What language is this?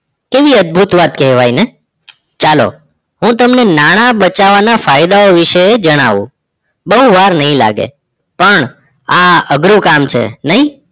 Gujarati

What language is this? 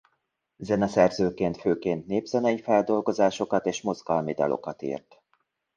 Hungarian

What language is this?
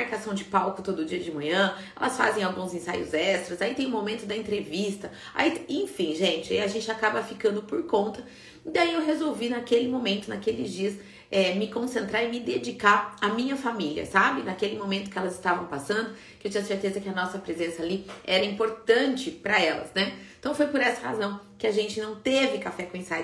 Portuguese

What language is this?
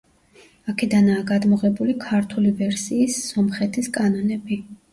Georgian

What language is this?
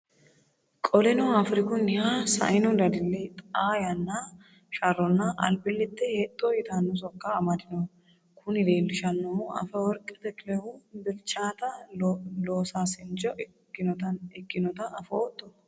Sidamo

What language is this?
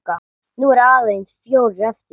Icelandic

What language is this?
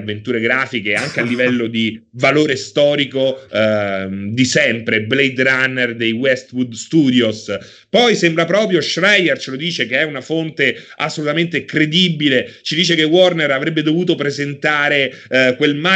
Italian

